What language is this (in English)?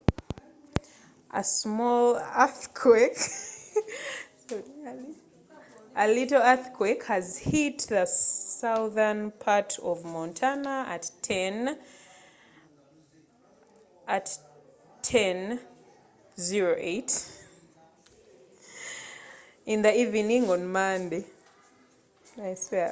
Ganda